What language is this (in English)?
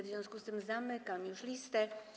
Polish